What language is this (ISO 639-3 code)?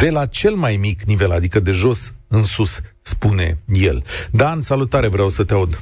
ron